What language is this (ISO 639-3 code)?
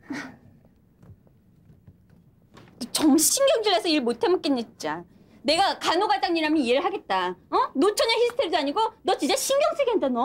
kor